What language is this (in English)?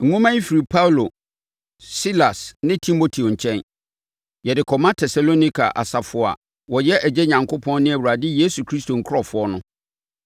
Akan